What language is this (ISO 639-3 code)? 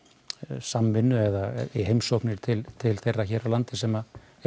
isl